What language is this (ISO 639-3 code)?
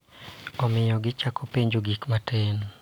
luo